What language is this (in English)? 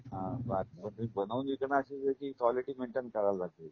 Marathi